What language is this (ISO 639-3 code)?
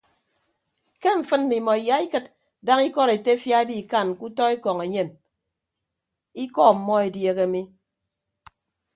ibb